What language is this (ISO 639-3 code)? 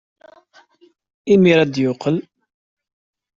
kab